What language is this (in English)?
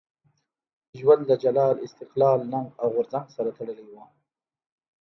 Pashto